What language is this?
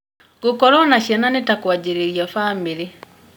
Kikuyu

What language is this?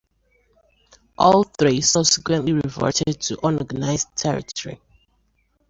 English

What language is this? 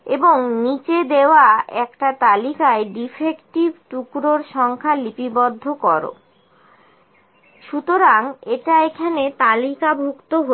Bangla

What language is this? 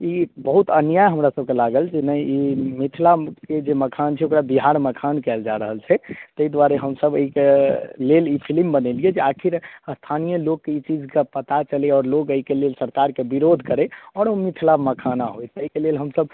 Maithili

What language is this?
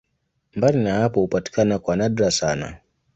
Swahili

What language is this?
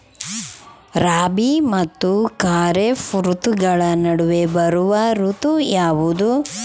Kannada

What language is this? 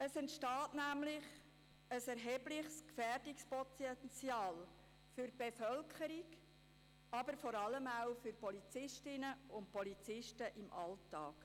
Swiss German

